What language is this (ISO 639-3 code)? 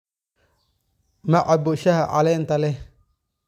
som